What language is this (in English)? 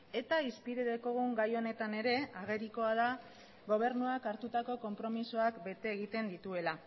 Basque